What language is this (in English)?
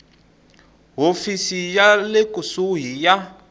Tsonga